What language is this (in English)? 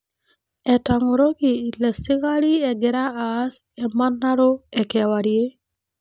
Masai